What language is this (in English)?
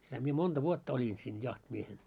Finnish